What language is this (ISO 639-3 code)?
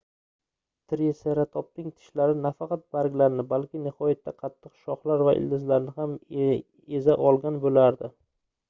uzb